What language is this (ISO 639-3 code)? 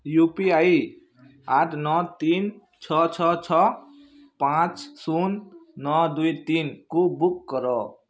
ori